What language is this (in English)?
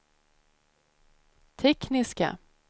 Swedish